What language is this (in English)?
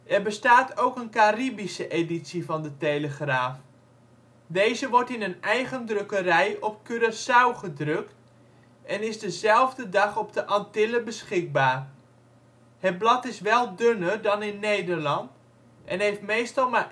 Dutch